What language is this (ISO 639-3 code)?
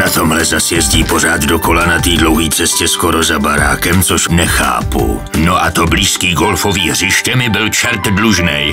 ces